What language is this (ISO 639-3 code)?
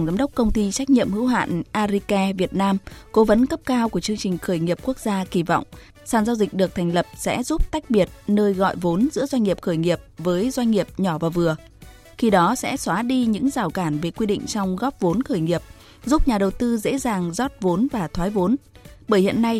vie